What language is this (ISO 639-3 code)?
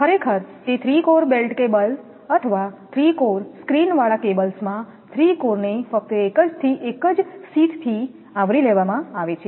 guj